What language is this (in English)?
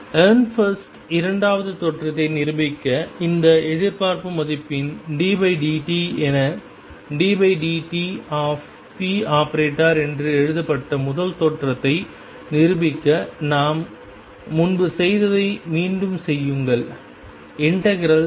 Tamil